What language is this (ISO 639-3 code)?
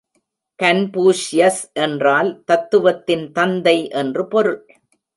tam